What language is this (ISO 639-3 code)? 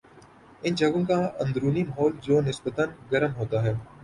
urd